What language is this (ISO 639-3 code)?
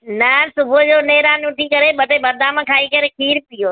snd